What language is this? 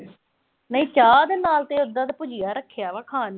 Punjabi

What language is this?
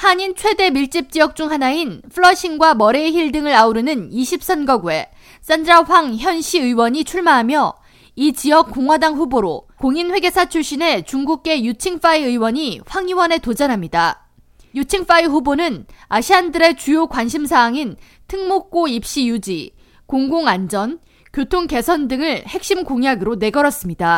Korean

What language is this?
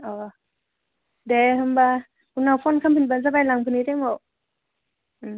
Bodo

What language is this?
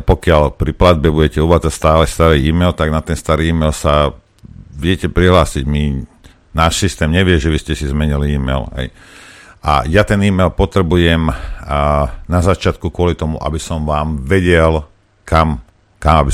Slovak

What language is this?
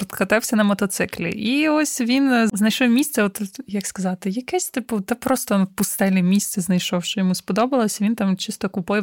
Ukrainian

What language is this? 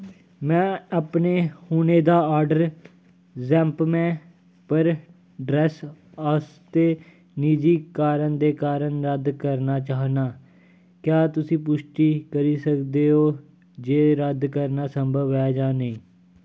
Dogri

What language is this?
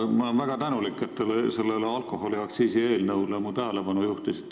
Estonian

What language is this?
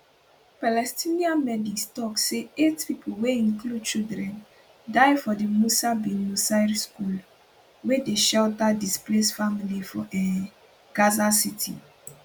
Nigerian Pidgin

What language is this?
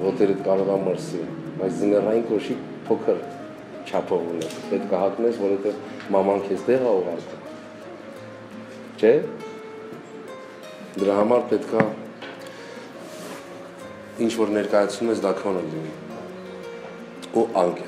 Romanian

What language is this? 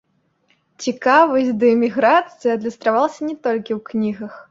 Belarusian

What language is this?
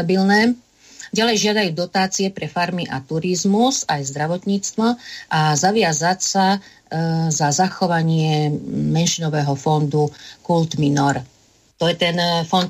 Slovak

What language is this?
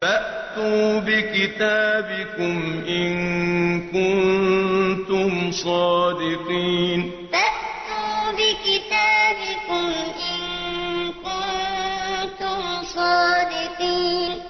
Arabic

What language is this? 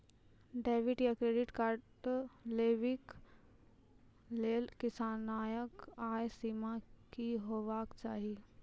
Maithili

